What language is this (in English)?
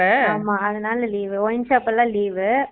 Tamil